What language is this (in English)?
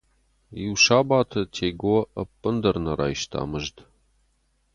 Ossetic